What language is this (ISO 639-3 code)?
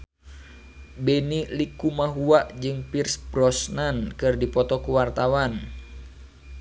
sun